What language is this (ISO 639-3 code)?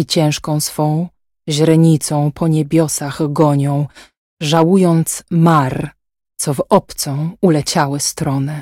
pol